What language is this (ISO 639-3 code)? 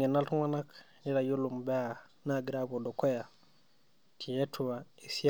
mas